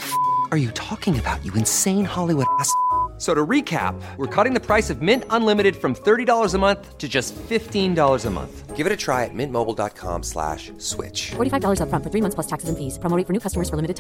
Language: Finnish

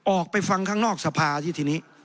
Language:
Thai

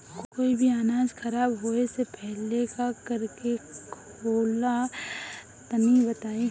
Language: Bhojpuri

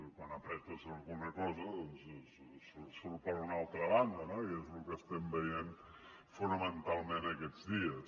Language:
Catalan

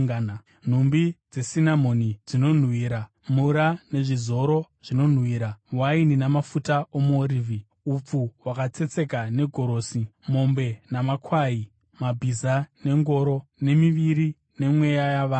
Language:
Shona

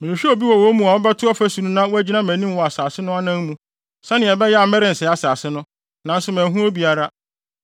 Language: Akan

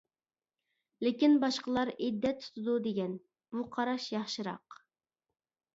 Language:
Uyghur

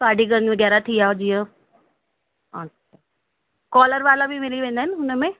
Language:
Sindhi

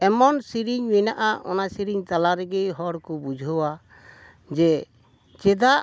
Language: Santali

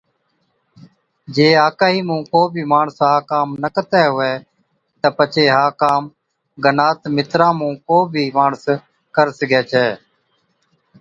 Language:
Od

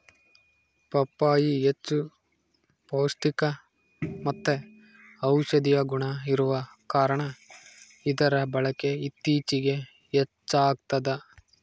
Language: Kannada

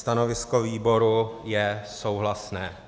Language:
Czech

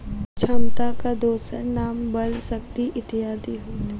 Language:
Maithili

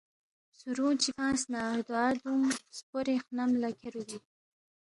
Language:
Balti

